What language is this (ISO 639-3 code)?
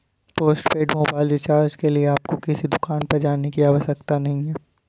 hin